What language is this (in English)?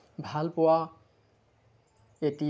Assamese